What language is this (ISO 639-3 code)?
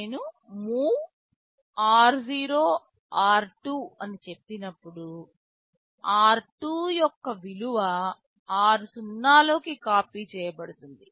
tel